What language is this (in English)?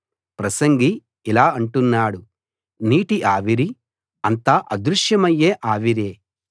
Telugu